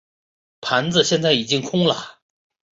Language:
Chinese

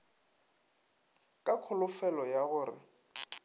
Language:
Northern Sotho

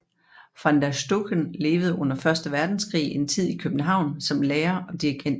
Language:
Danish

